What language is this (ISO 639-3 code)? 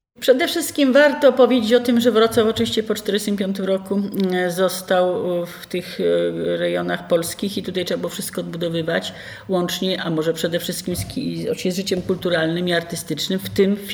pol